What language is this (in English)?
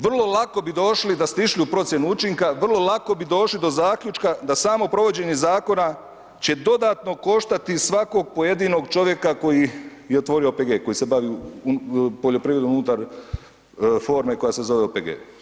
Croatian